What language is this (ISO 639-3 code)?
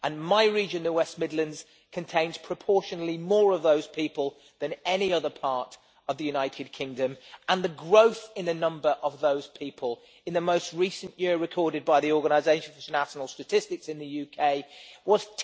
eng